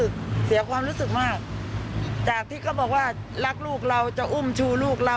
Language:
Thai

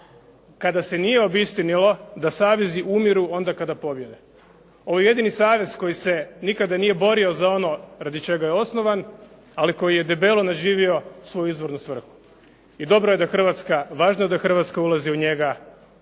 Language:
Croatian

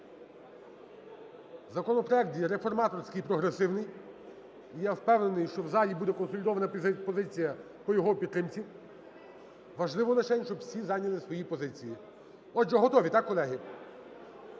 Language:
Ukrainian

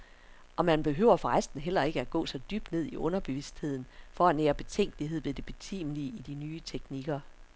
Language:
Danish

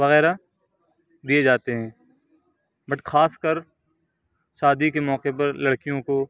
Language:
Urdu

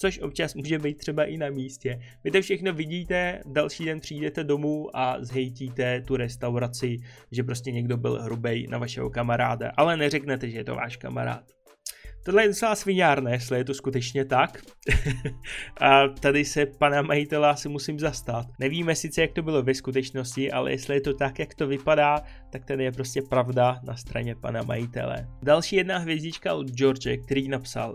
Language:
Czech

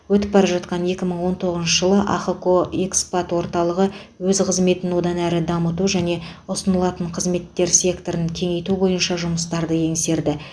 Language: Kazakh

